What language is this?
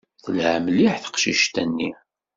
Kabyle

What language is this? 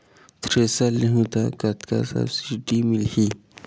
Chhattisgarhi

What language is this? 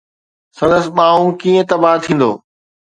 Sindhi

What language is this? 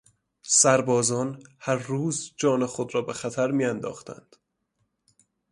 Persian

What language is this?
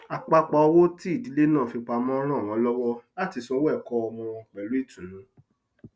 Yoruba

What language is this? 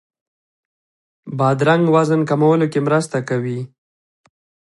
Pashto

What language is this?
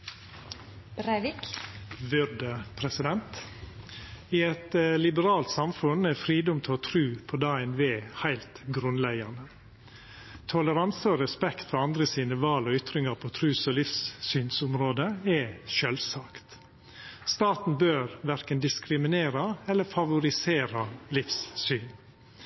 Norwegian Nynorsk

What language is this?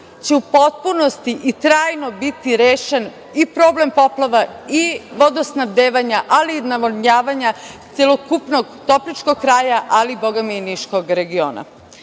Serbian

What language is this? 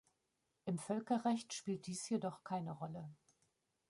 German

